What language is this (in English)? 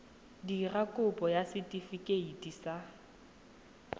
Tswana